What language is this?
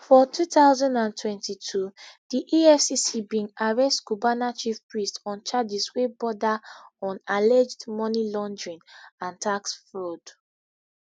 Nigerian Pidgin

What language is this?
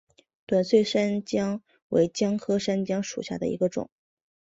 Chinese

